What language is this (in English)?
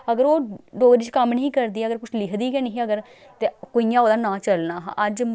Dogri